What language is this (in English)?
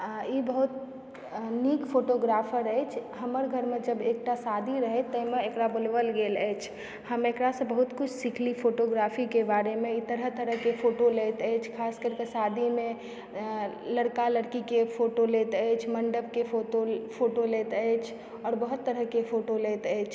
Maithili